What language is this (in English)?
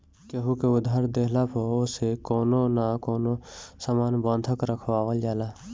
Bhojpuri